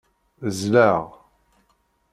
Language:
Kabyle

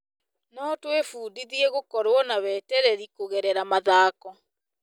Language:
Kikuyu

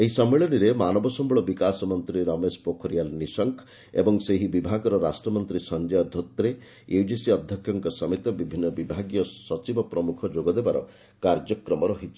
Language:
Odia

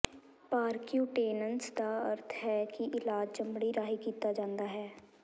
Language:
Punjabi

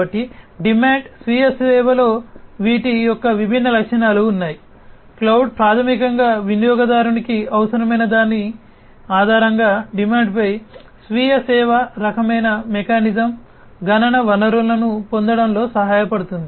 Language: Telugu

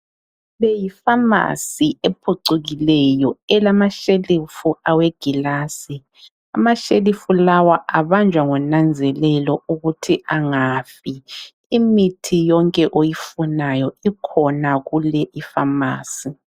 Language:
North Ndebele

